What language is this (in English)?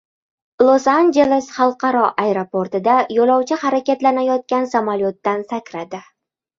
Uzbek